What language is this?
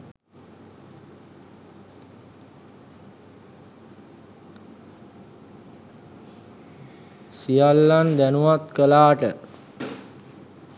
Sinhala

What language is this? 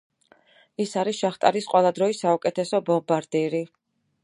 Georgian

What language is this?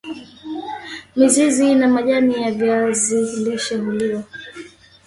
Swahili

